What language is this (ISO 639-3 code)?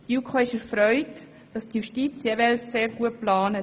gsw